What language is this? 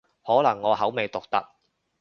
Cantonese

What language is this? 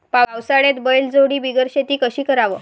Marathi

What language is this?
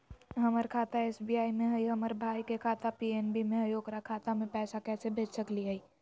Magahi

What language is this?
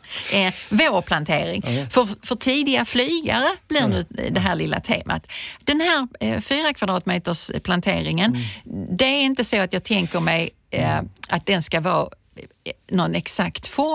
Swedish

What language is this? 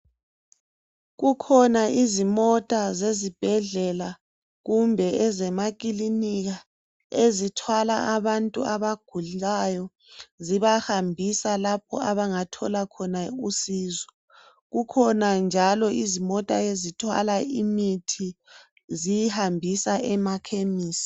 North Ndebele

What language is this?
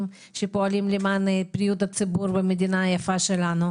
Hebrew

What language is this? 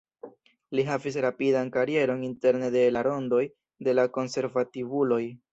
Esperanto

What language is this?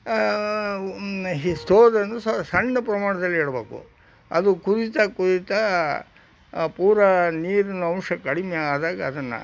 Kannada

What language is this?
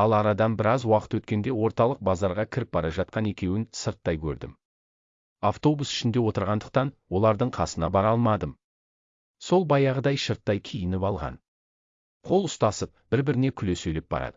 Turkish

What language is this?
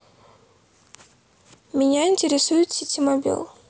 Russian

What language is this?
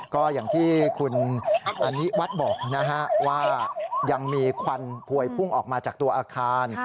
Thai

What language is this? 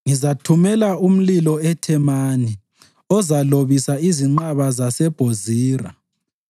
North Ndebele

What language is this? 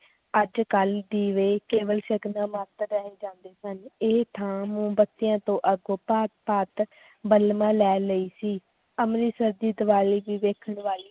Punjabi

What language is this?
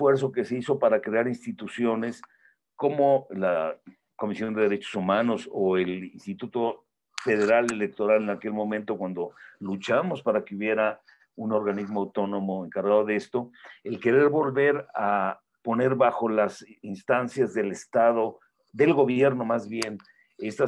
Spanish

